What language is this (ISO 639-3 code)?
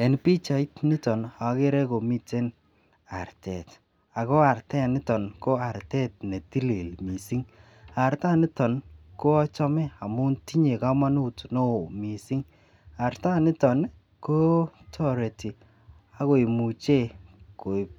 kln